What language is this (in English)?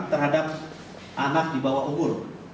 Indonesian